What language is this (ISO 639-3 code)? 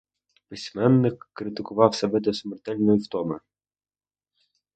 ukr